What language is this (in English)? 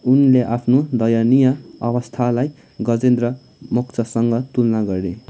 Nepali